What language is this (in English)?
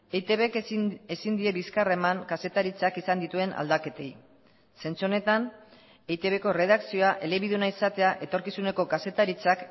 Basque